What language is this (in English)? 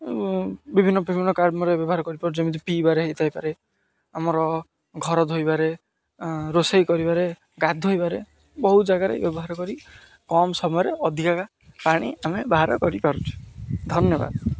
Odia